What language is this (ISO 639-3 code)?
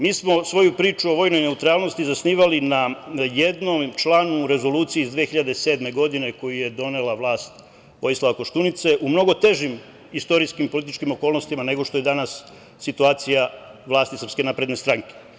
srp